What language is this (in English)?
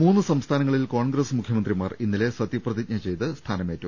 Malayalam